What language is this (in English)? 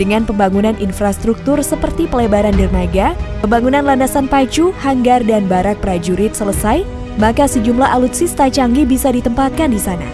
Indonesian